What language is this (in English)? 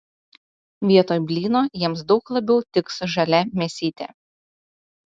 Lithuanian